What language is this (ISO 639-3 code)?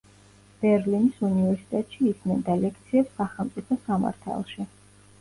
kat